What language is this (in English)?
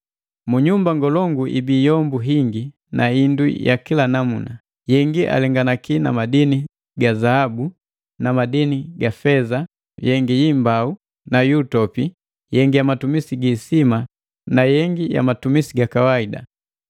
Matengo